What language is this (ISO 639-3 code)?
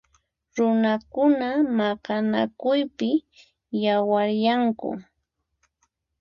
qxp